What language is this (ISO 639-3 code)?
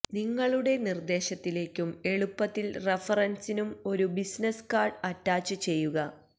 mal